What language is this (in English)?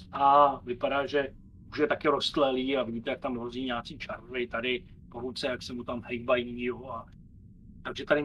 Czech